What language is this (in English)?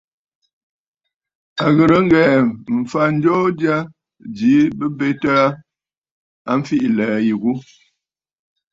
Bafut